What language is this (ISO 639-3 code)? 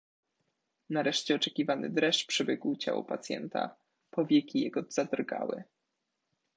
pol